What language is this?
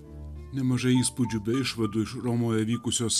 Lithuanian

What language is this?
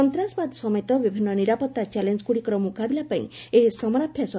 Odia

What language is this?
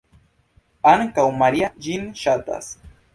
Esperanto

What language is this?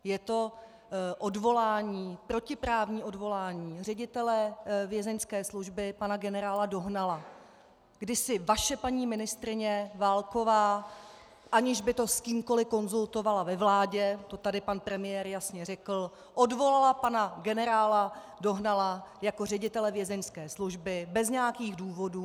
Czech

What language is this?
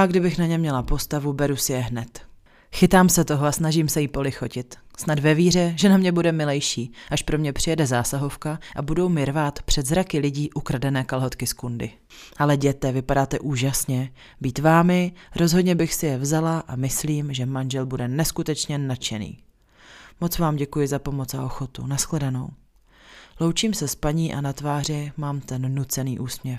Czech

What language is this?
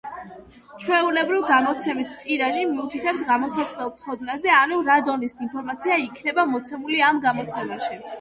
Georgian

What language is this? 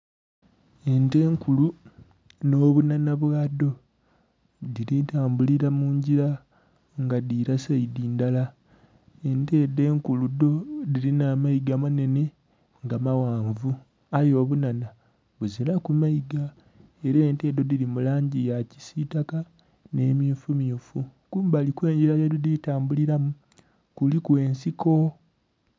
Soga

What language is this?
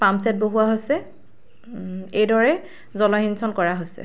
Assamese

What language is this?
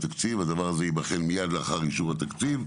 Hebrew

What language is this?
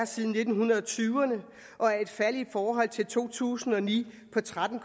Danish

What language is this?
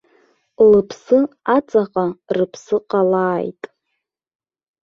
Abkhazian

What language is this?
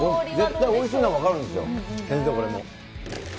Japanese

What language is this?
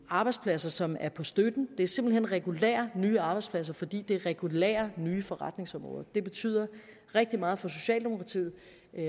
Danish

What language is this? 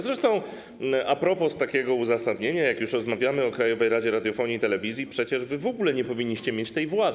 Polish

